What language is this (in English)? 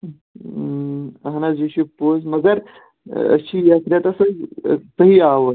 Kashmiri